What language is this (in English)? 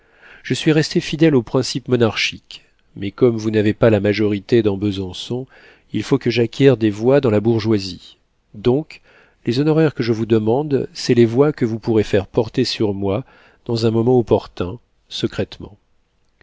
French